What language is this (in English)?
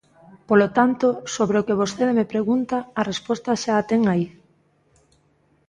Galician